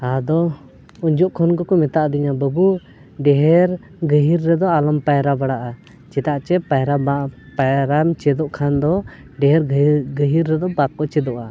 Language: Santali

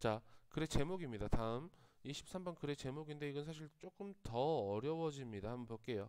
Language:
Korean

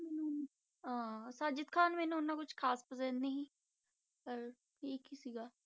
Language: Punjabi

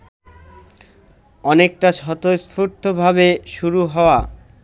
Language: Bangla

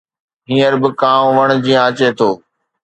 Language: Sindhi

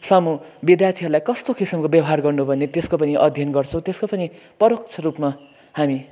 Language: Nepali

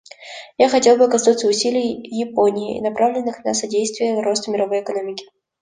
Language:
Russian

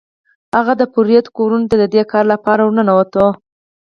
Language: Pashto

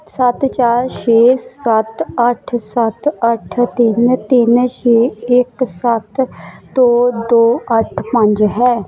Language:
Punjabi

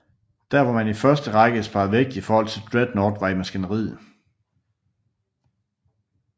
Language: Danish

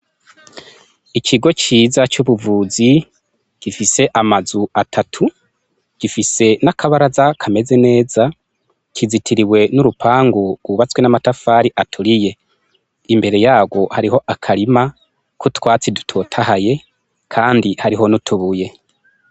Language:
Rundi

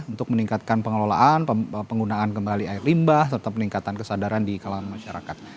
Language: Indonesian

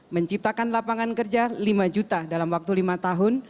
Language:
Indonesian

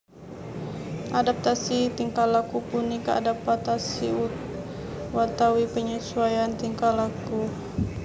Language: Javanese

